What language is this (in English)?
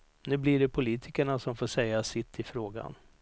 Swedish